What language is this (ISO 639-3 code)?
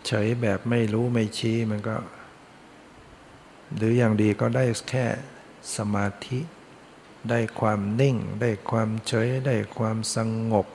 tha